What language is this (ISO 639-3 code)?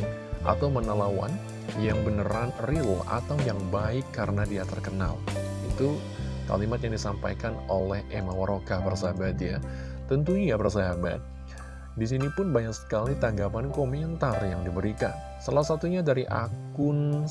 ind